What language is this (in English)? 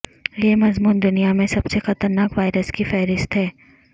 Urdu